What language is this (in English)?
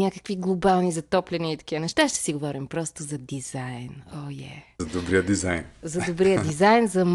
Bulgarian